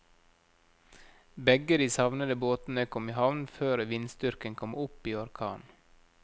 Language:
Norwegian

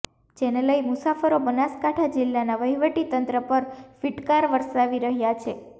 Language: Gujarati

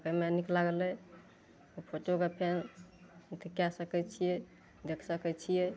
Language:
Maithili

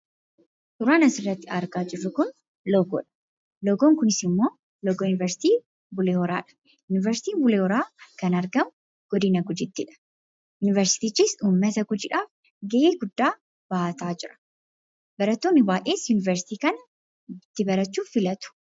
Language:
Oromo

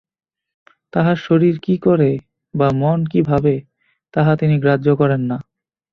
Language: Bangla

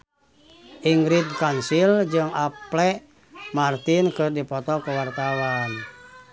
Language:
Sundanese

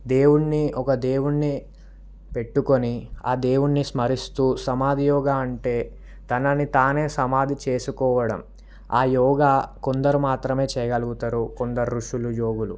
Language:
Telugu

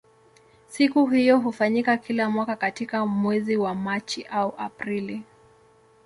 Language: Swahili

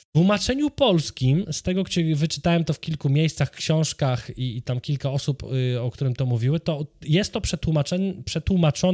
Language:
Polish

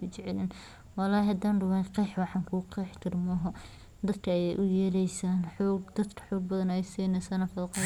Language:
Somali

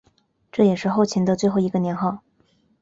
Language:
Chinese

